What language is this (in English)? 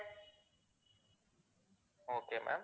Tamil